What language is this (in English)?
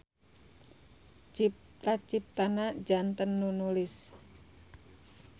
Sundanese